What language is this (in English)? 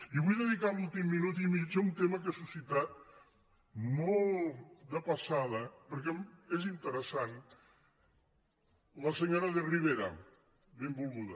Catalan